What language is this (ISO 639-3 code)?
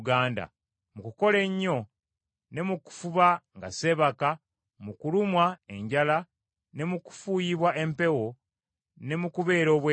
lug